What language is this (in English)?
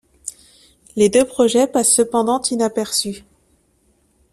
French